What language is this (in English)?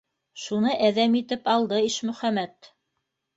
Bashkir